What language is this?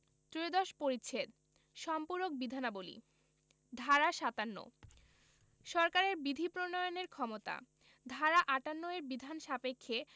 Bangla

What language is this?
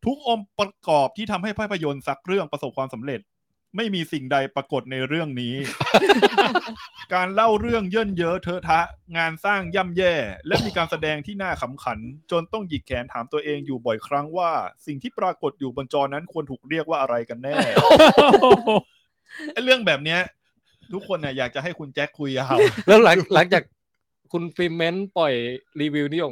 Thai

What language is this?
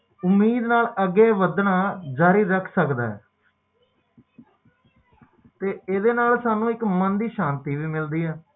Punjabi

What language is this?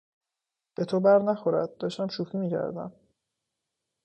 Persian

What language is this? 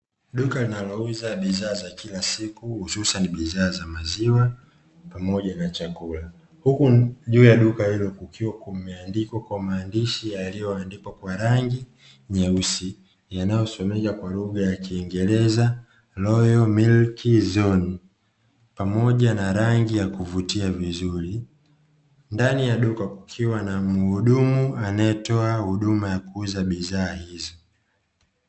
Swahili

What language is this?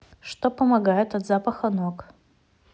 Russian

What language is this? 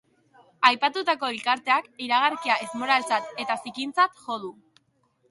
Basque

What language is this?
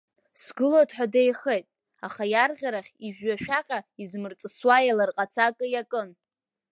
Abkhazian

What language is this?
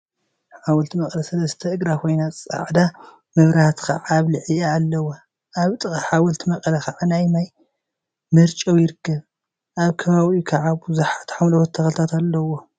Tigrinya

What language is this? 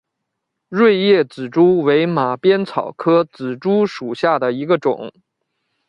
Chinese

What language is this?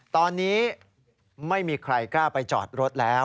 Thai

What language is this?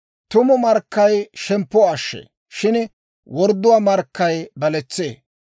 Dawro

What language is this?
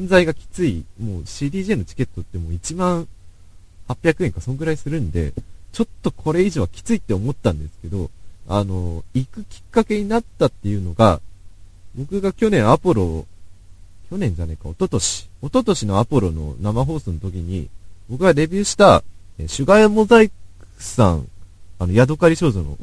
Japanese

